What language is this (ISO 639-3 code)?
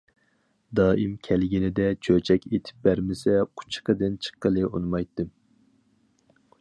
uig